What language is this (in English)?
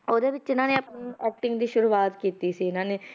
Punjabi